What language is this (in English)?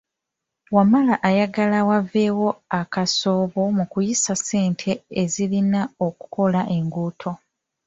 Ganda